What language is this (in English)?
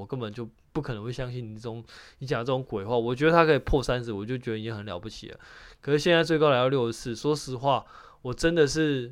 Chinese